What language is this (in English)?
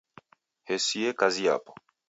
Taita